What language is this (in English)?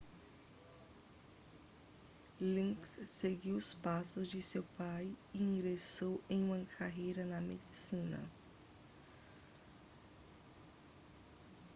Portuguese